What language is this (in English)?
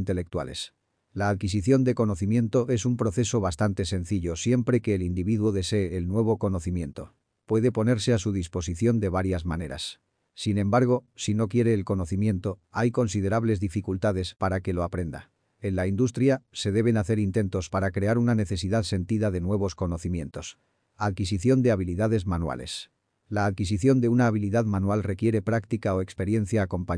Spanish